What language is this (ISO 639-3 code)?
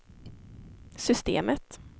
swe